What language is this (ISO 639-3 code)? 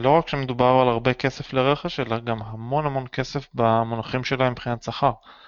heb